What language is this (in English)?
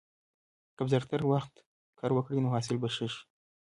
Pashto